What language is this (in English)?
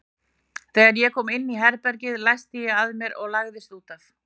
Icelandic